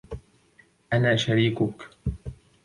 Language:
Arabic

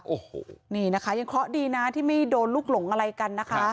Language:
Thai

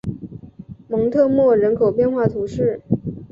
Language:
Chinese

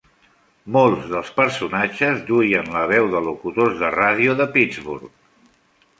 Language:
Catalan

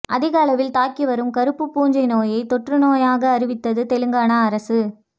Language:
Tamil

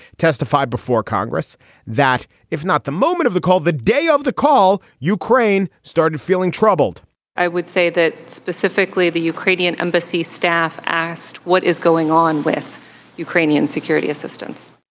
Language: English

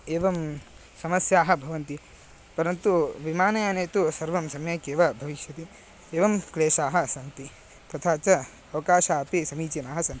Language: Sanskrit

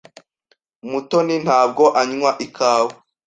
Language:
Kinyarwanda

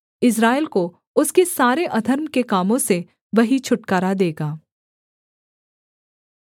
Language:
Hindi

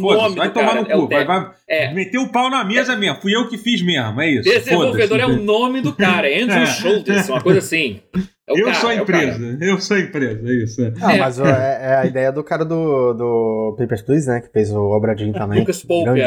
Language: Portuguese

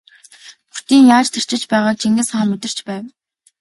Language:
Mongolian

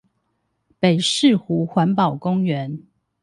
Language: Chinese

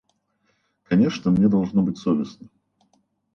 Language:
Russian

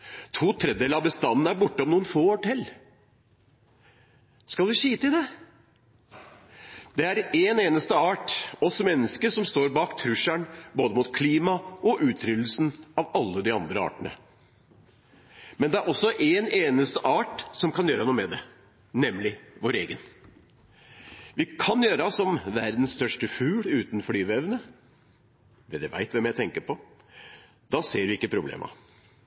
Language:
Norwegian Bokmål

